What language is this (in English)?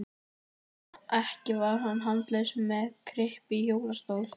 Icelandic